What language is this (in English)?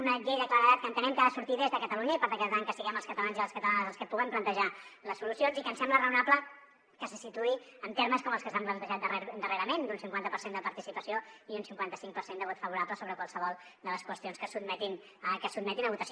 Catalan